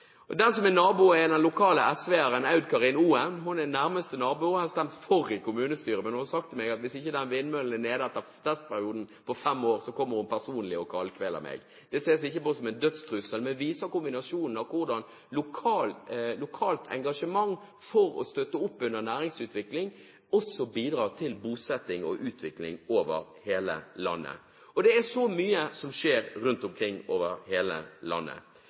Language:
Norwegian Bokmål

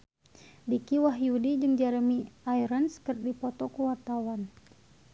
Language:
Sundanese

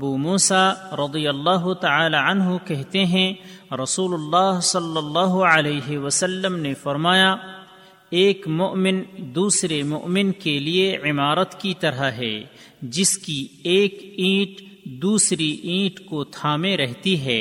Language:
Urdu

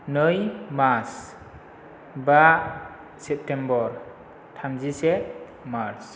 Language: Bodo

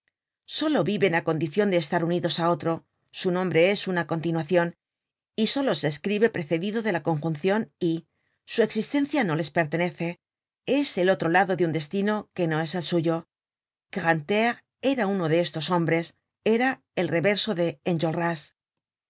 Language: Spanish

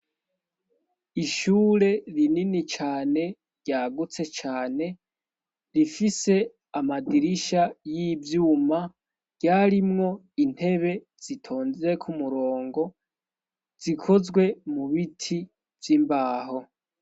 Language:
Rundi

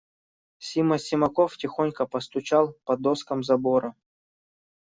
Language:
Russian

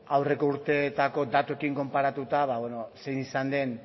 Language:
Basque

